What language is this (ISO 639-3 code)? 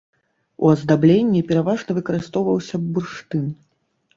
bel